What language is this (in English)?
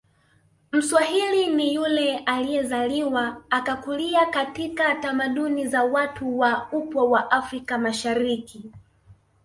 Swahili